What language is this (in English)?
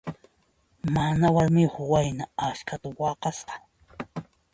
Puno Quechua